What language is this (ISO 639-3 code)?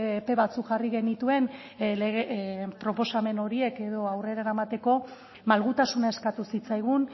eus